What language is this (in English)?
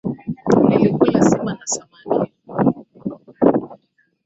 Swahili